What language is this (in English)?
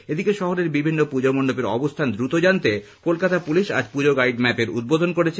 Bangla